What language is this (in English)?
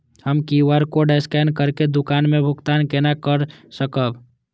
Maithili